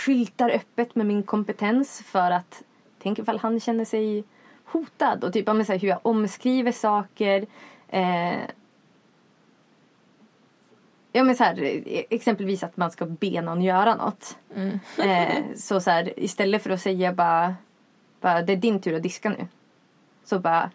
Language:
Swedish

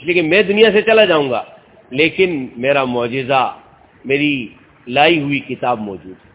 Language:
Urdu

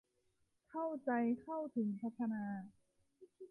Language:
Thai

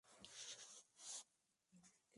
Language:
Spanish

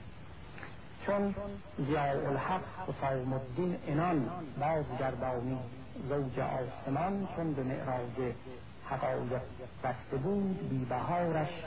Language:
Persian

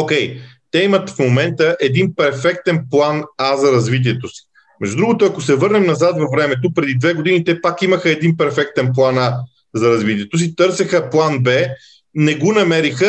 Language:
Bulgarian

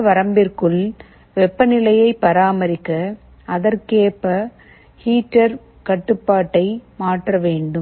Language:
Tamil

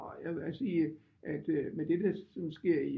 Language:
Danish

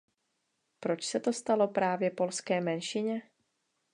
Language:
Czech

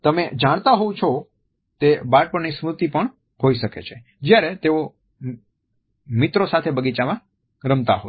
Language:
Gujarati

